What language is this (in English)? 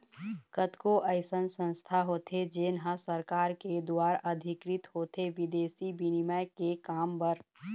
Chhattisgarhi